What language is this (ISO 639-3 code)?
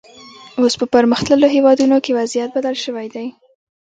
pus